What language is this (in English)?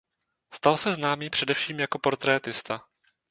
Czech